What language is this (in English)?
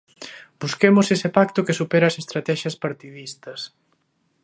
Galician